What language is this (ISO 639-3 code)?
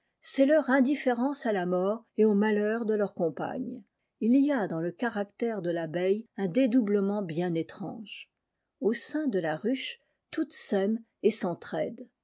fra